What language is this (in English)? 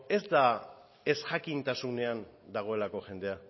Basque